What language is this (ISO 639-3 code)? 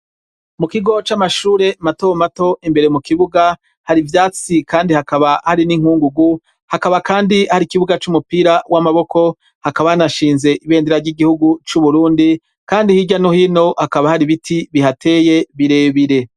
run